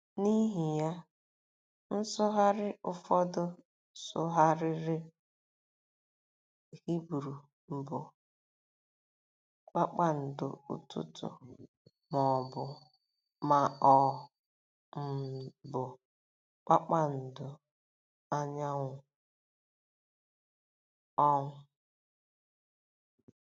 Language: Igbo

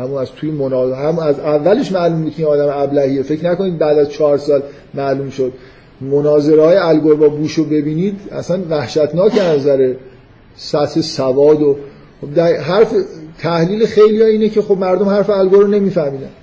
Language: Persian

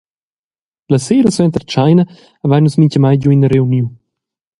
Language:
Romansh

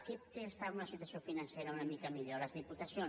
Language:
Catalan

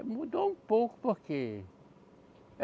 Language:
Portuguese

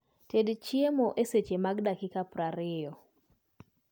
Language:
Luo (Kenya and Tanzania)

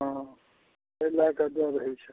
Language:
Maithili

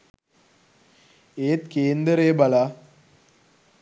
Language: Sinhala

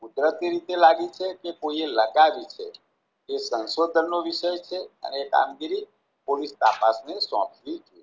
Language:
Gujarati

